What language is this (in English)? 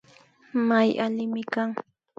Imbabura Highland Quichua